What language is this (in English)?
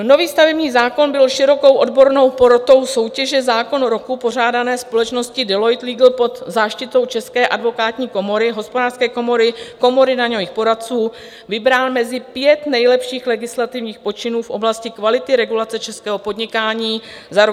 Czech